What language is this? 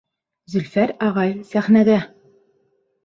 Bashkir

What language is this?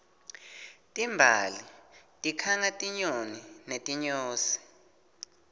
Swati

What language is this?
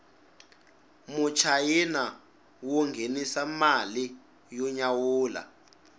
Tsonga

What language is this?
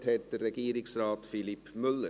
Swiss German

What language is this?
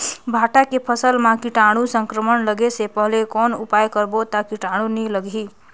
Chhattisgarhi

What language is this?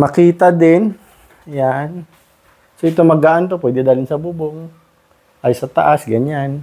Filipino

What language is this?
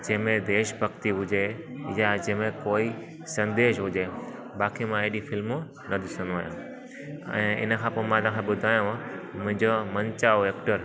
Sindhi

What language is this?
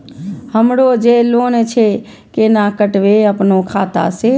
Maithili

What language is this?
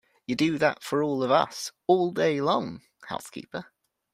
English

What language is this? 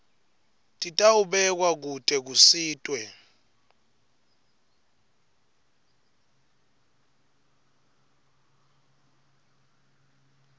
Swati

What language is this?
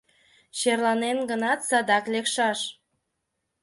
Mari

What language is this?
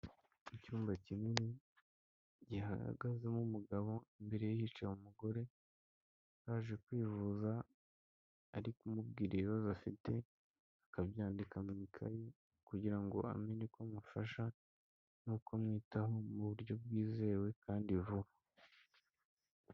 Kinyarwanda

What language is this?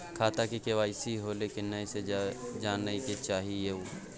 Maithili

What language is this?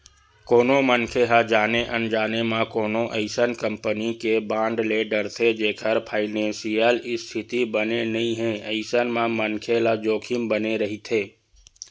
Chhattisgarhi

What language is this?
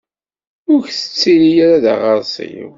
Kabyle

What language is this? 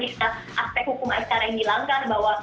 Indonesian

